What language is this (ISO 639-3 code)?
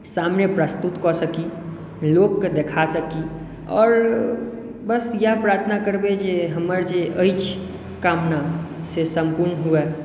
mai